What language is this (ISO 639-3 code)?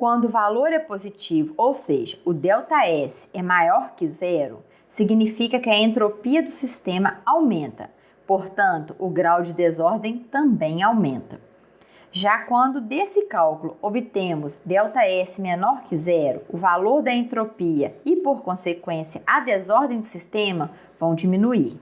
por